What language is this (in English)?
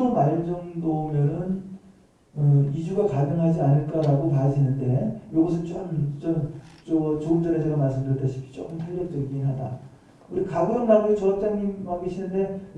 Korean